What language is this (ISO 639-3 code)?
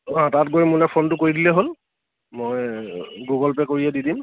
asm